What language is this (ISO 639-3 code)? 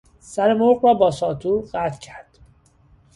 fas